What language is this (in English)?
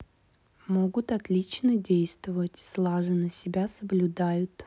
Russian